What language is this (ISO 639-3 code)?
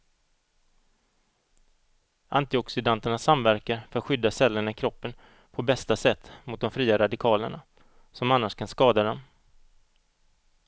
swe